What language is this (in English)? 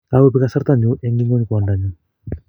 Kalenjin